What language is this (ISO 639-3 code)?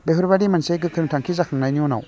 brx